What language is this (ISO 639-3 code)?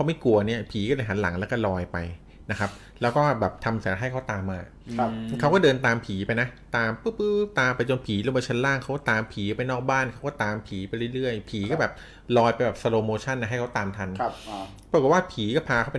tha